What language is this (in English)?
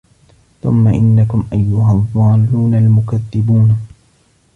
Arabic